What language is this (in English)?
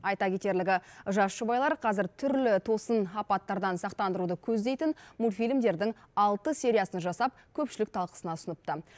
Kazakh